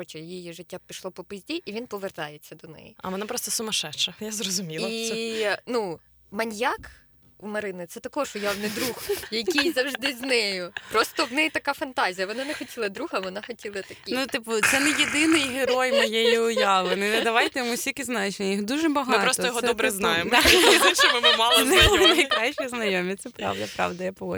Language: Ukrainian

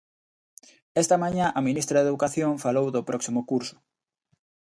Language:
Galician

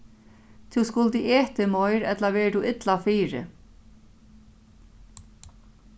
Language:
Faroese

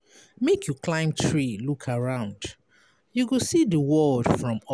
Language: Nigerian Pidgin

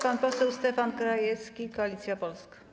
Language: Polish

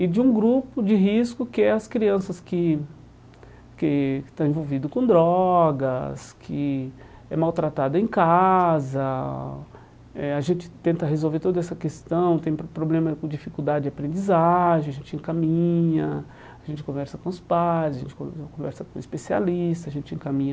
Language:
Portuguese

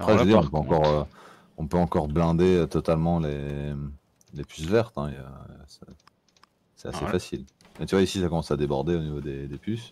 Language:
French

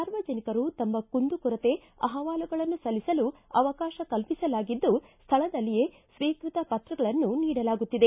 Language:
Kannada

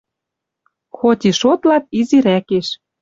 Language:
Western Mari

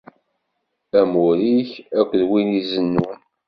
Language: Kabyle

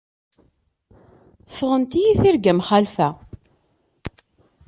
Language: Kabyle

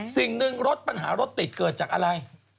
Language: Thai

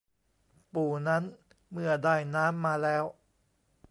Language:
Thai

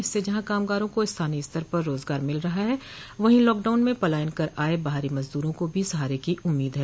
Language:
Hindi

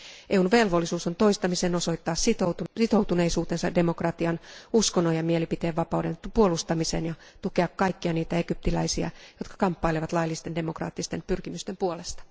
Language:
Finnish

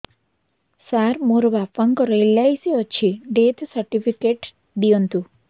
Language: Odia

